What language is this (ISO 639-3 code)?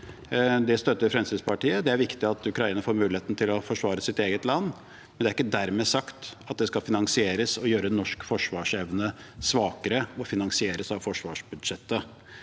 nor